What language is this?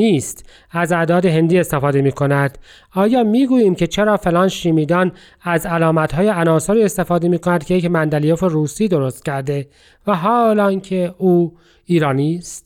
Persian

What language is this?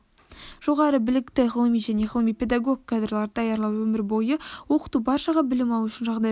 Kazakh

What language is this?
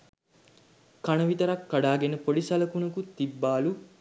Sinhala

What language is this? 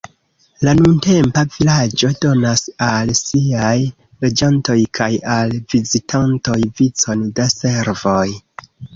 Esperanto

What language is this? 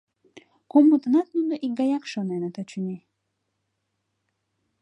Mari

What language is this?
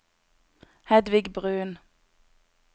Norwegian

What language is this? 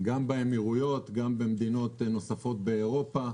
Hebrew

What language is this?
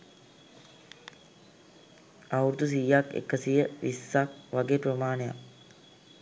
Sinhala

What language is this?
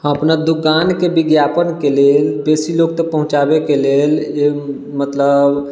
Maithili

